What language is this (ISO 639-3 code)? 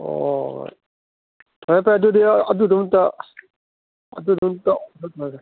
mni